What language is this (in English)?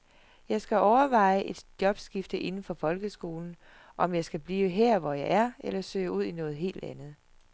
Danish